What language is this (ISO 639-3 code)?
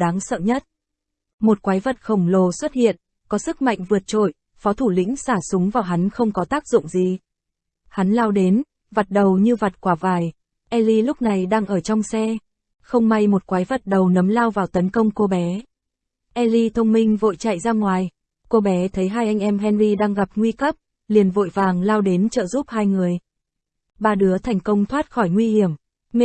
vie